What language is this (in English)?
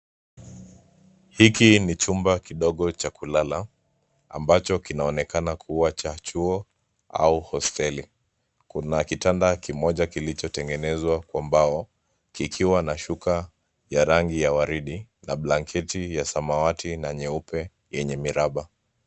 Swahili